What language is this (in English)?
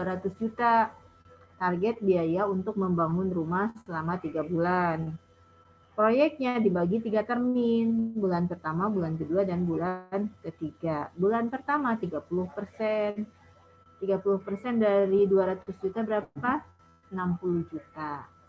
Indonesian